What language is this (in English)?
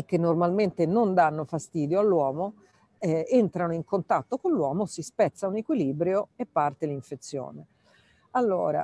Italian